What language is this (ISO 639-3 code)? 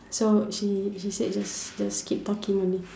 eng